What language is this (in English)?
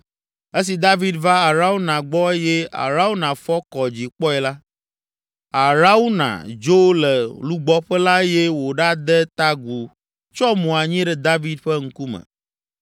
Ewe